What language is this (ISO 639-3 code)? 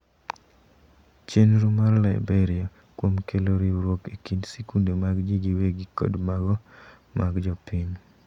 luo